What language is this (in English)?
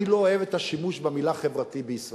Hebrew